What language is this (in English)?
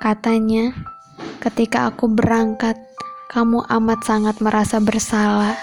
Indonesian